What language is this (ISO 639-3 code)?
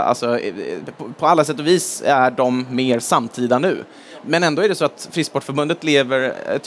swe